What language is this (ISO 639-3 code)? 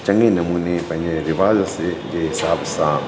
snd